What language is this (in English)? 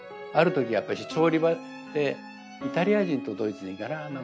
Japanese